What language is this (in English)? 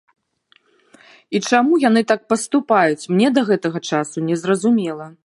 Belarusian